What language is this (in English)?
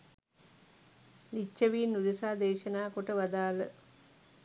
Sinhala